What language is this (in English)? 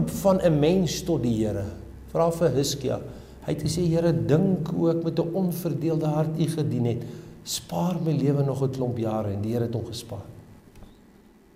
Dutch